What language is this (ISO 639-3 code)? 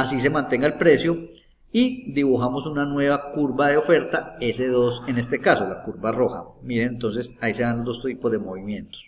spa